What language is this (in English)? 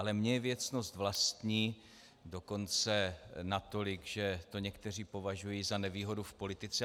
Czech